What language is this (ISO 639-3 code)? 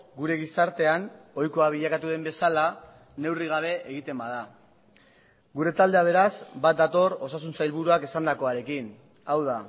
eus